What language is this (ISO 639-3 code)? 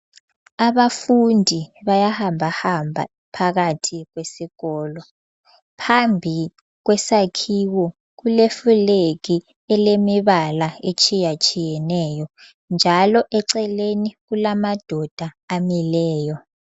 nde